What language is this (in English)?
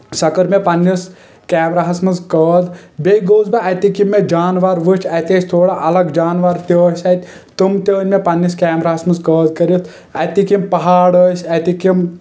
Kashmiri